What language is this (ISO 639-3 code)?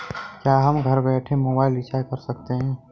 hin